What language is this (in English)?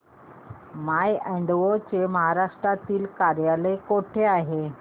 Marathi